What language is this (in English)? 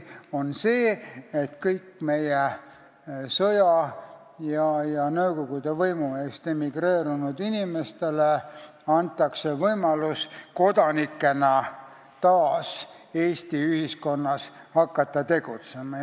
Estonian